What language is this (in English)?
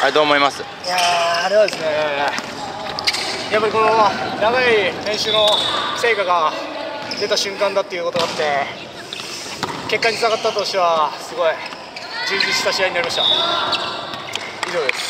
Japanese